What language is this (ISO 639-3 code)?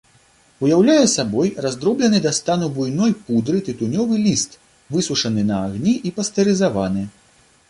bel